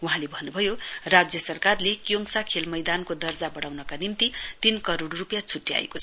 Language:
Nepali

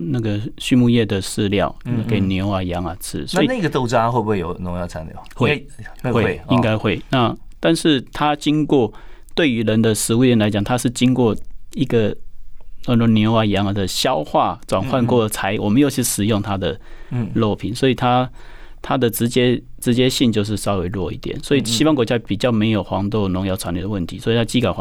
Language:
Chinese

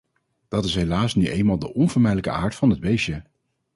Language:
Dutch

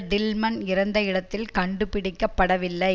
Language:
Tamil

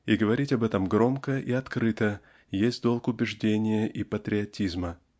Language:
Russian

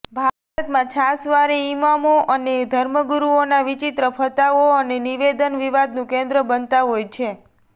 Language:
Gujarati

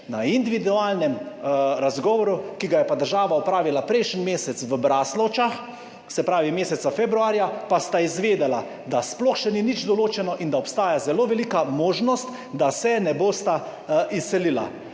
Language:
Slovenian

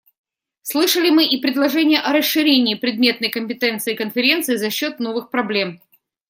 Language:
Russian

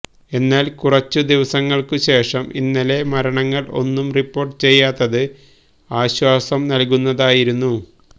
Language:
Malayalam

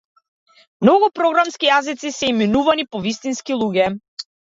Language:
Macedonian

